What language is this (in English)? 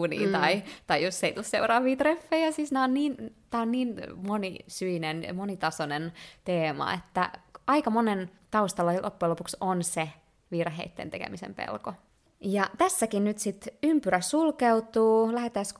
Finnish